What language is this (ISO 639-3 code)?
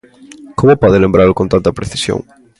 glg